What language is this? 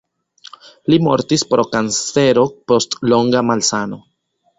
Esperanto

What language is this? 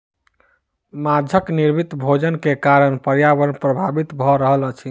Maithili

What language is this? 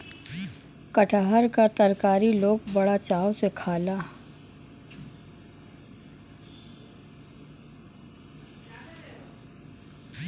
Bhojpuri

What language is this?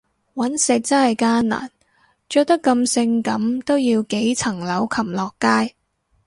Cantonese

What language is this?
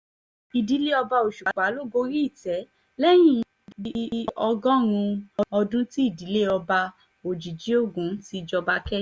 Yoruba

